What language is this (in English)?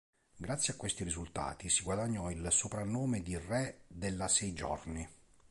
Italian